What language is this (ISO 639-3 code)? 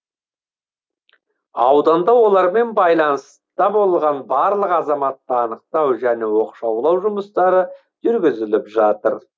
kaz